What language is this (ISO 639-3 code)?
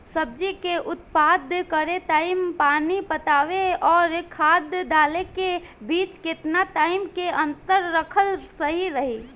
bho